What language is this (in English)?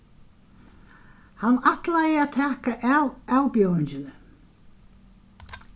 Faroese